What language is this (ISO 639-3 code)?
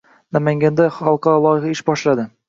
uzb